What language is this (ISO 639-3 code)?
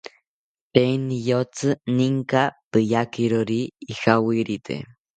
cpy